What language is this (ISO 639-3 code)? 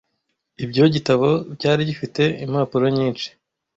kin